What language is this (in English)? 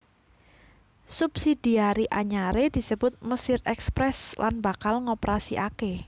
Javanese